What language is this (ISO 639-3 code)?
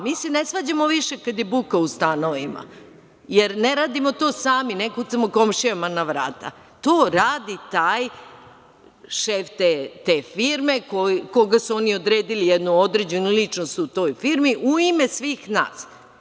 srp